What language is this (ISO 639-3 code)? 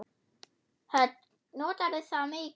isl